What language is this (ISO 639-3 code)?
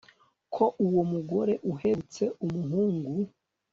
kin